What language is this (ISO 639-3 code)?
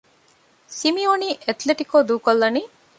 div